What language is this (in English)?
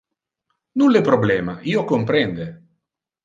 Interlingua